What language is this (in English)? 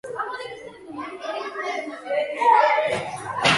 Georgian